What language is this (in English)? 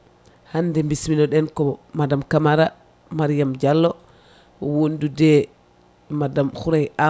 Fula